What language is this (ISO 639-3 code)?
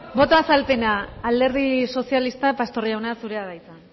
eus